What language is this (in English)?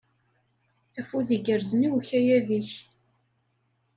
Kabyle